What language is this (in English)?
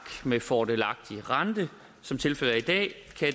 Danish